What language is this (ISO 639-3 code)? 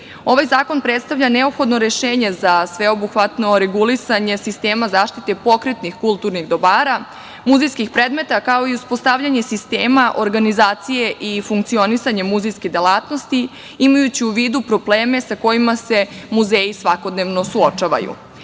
srp